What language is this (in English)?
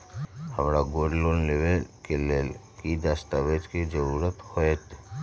Magahi